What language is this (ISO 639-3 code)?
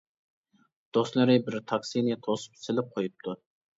uig